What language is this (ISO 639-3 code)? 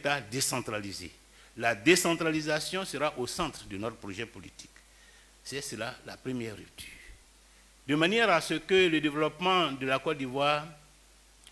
fra